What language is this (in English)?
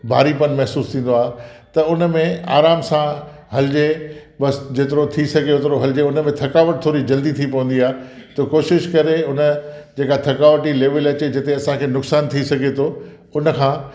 Sindhi